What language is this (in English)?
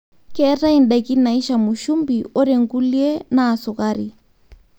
Masai